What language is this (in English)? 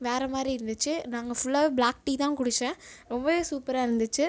Tamil